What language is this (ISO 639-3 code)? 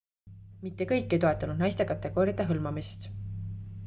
est